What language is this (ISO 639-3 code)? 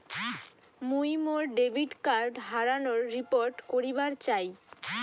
ben